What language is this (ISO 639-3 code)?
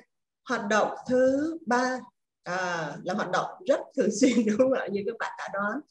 vie